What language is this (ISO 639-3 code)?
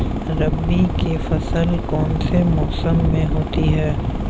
hin